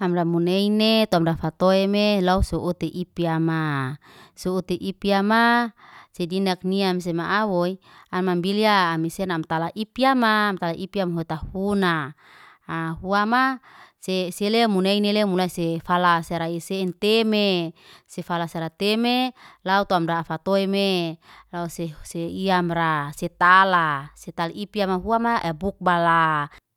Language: Liana-Seti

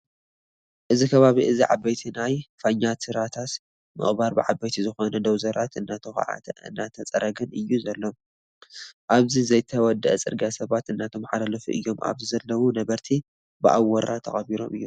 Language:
Tigrinya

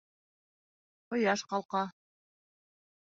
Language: Bashkir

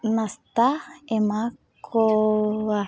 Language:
Santali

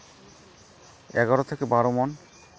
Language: Santali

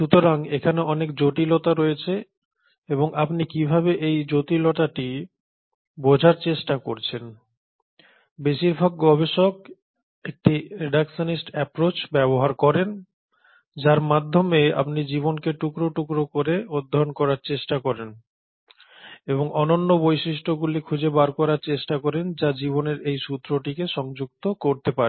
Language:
Bangla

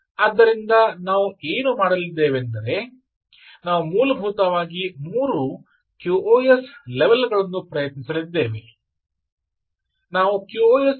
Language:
Kannada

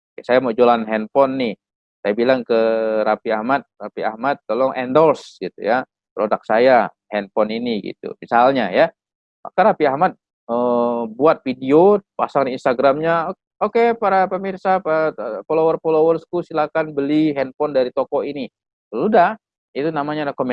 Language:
Indonesian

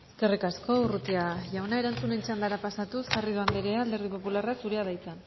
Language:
Basque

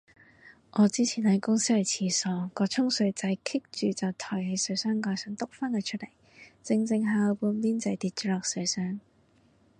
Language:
Cantonese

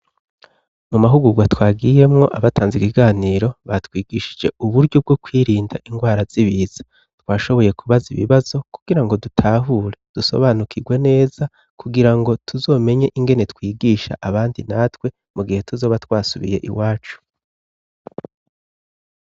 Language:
Rundi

